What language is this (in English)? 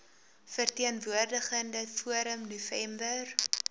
Afrikaans